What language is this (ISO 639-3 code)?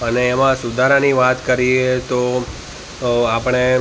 guj